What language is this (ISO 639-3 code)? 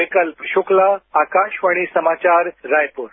hin